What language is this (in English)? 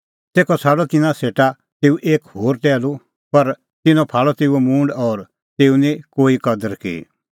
Kullu Pahari